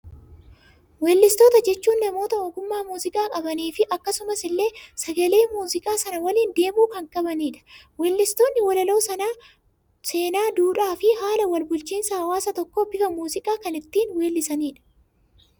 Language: Oromo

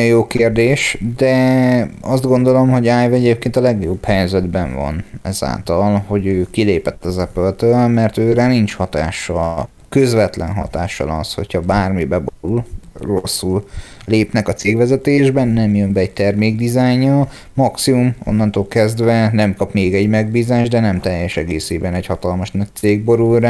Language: Hungarian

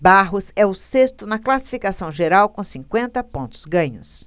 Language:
Portuguese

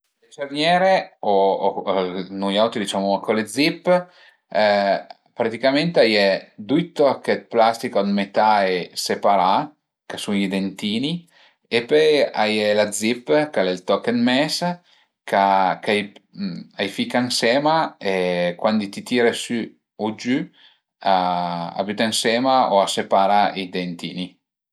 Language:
Piedmontese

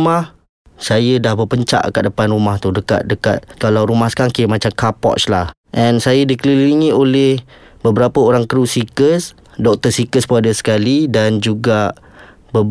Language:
Malay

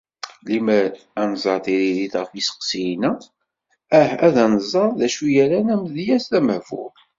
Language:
Kabyle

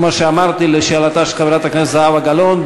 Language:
Hebrew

